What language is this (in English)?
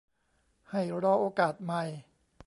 Thai